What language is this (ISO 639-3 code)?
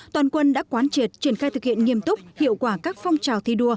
vie